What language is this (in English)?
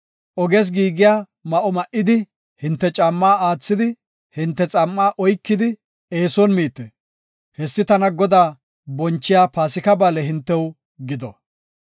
Gofa